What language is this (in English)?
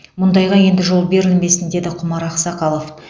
Kazakh